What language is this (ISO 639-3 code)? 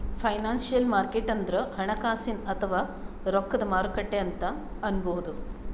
kan